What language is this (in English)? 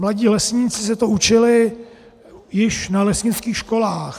Czech